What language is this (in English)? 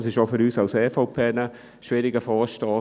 Swiss German